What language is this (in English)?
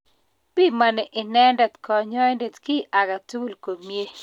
Kalenjin